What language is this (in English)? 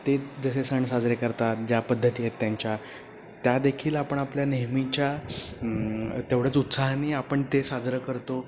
Marathi